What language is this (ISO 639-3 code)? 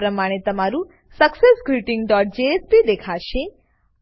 guj